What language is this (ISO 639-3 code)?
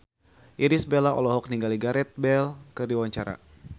sun